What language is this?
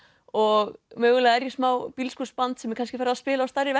Icelandic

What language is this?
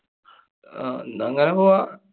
Malayalam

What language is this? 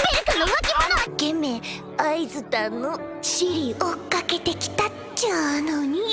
Japanese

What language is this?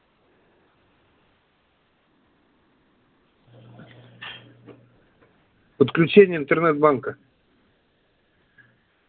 Russian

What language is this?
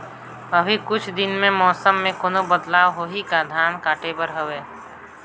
Chhattisgarhi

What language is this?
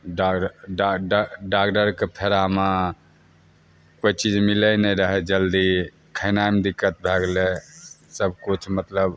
Maithili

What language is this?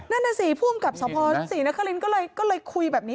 Thai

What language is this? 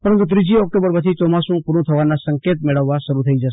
Gujarati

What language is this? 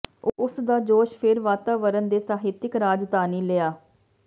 Punjabi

